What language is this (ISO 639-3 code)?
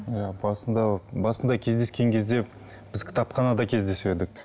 kaz